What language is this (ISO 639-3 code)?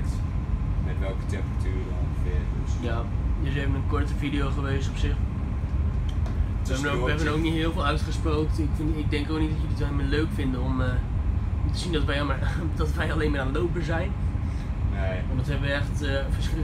nld